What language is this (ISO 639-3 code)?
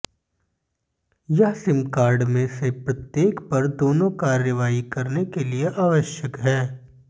hin